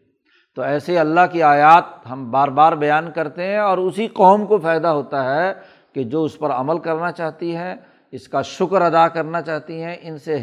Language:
Urdu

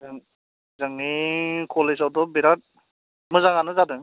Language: Bodo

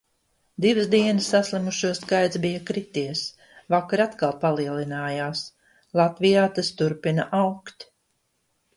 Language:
Latvian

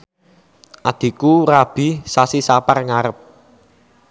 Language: Javanese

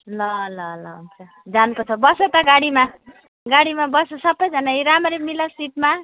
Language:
Nepali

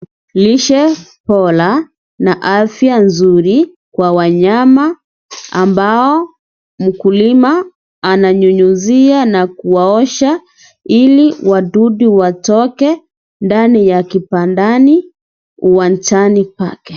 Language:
Swahili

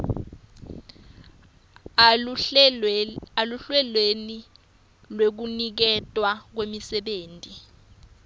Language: Swati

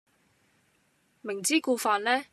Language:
Cantonese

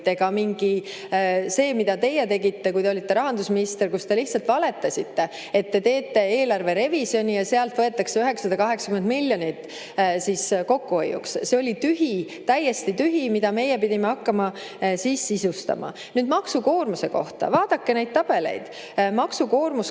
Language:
Estonian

